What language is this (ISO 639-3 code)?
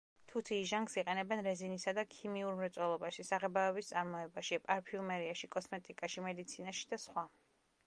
kat